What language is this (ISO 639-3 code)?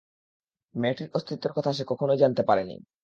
ben